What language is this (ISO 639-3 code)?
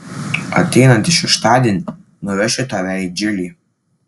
lit